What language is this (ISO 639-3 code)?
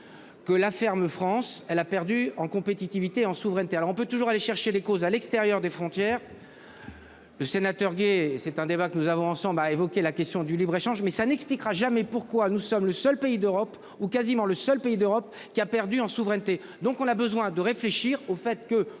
fra